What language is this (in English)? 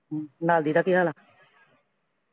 Punjabi